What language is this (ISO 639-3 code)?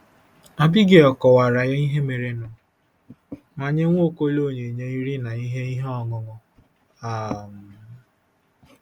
ibo